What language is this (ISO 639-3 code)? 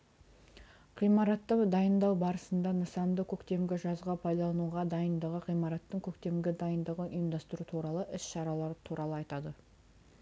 kaz